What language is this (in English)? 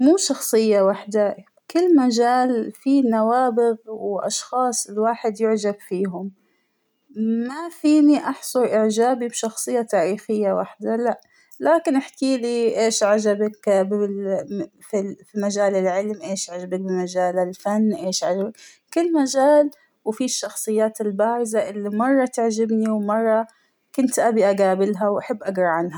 Hijazi Arabic